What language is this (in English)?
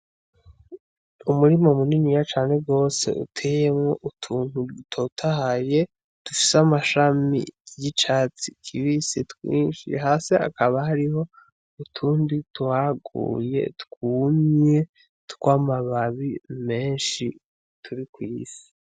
Rundi